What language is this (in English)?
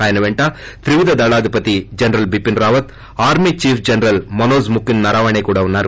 Telugu